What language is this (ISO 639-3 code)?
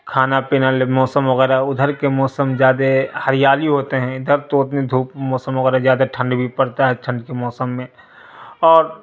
urd